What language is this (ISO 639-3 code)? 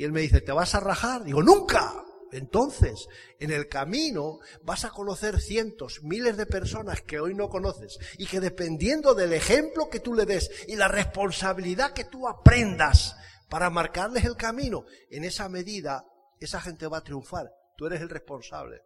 spa